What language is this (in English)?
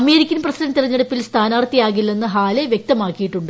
Malayalam